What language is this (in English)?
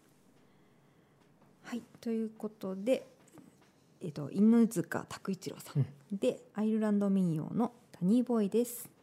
Japanese